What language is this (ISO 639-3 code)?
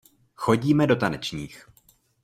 ces